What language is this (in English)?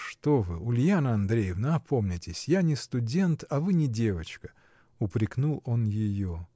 Russian